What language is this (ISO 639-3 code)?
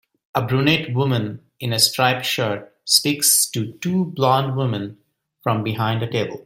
eng